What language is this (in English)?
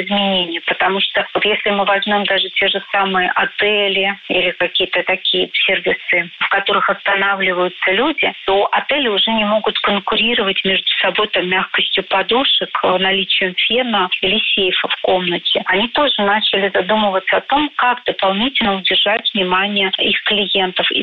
Russian